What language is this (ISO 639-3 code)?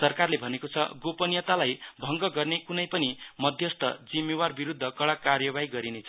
nep